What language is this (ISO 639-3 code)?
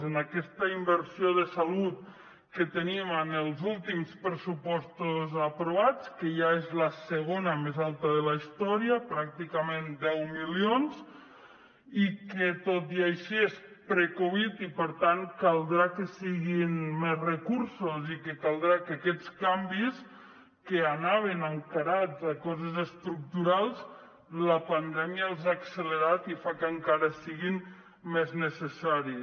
cat